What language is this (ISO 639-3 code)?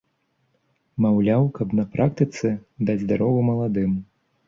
bel